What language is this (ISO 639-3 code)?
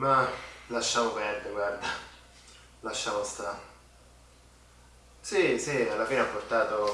ita